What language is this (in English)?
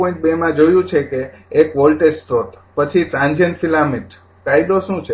Gujarati